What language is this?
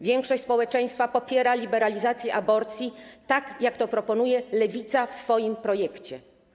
Polish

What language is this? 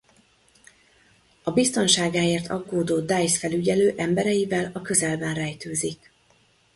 Hungarian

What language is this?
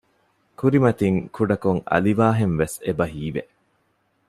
Divehi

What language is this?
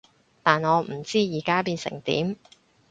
Cantonese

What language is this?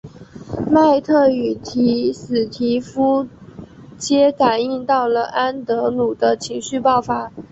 Chinese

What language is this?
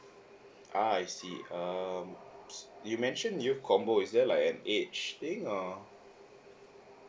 English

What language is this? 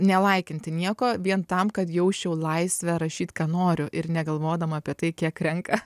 Lithuanian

